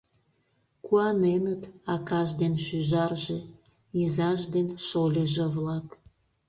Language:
Mari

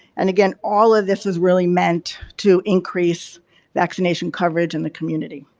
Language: English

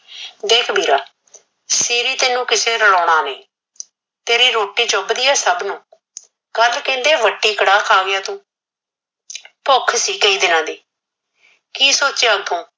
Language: Punjabi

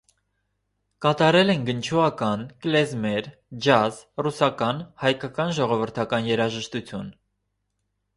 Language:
Armenian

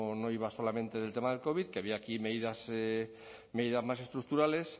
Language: Spanish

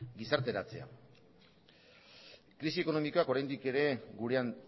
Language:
Basque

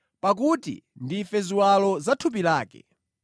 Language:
Nyanja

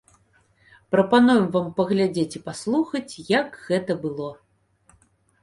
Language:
Belarusian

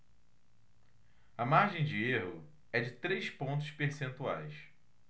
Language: Portuguese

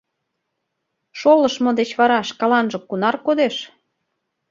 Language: Mari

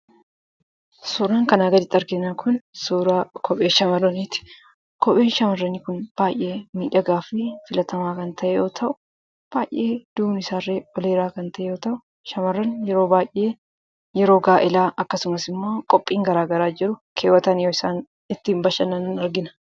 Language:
Oromo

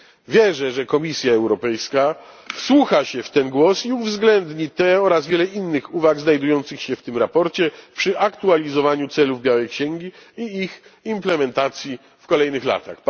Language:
Polish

